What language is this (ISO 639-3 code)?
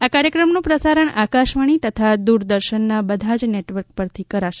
guj